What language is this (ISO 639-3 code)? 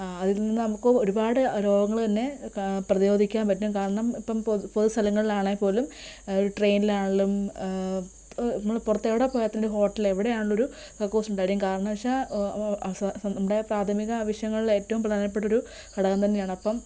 mal